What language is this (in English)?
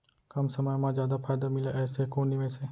Chhattisgarhi